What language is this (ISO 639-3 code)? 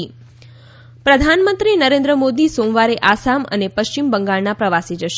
guj